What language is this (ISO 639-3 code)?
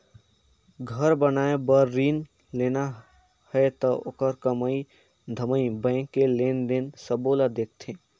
hne